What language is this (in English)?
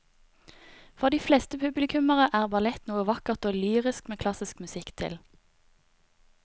Norwegian